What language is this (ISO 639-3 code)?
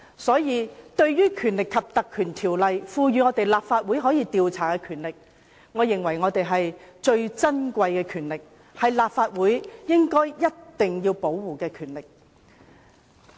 yue